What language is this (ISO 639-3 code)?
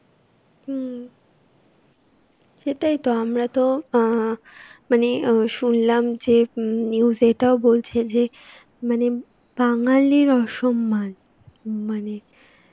ben